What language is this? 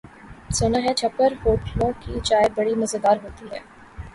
Urdu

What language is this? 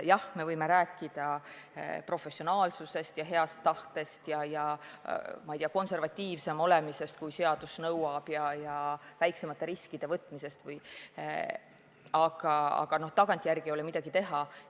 Estonian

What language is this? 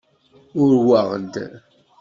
Kabyle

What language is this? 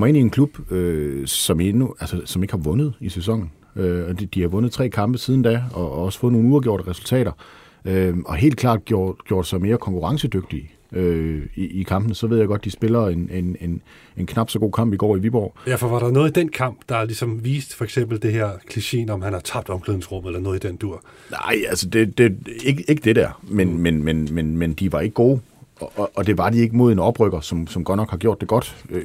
Danish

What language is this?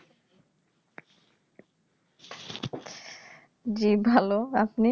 Bangla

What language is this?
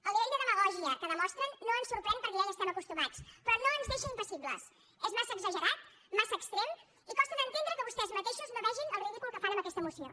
Catalan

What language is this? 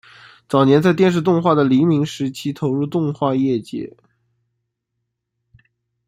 Chinese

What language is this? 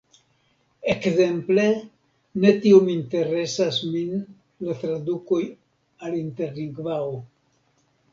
Esperanto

